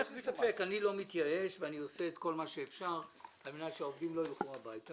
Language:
Hebrew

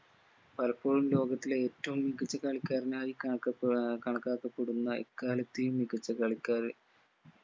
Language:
Malayalam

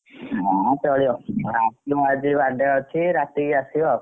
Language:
Odia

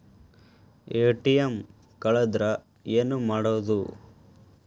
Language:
Kannada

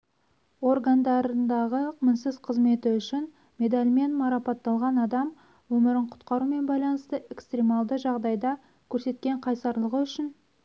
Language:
Kazakh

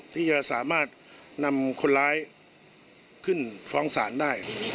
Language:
Thai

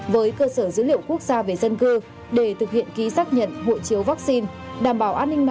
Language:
Vietnamese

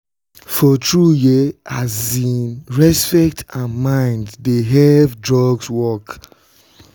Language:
Nigerian Pidgin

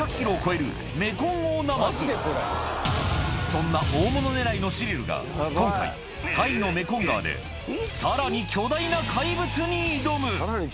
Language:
Japanese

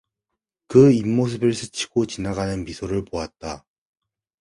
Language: Korean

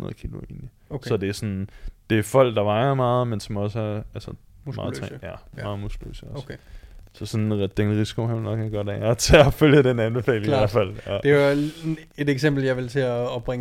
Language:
Danish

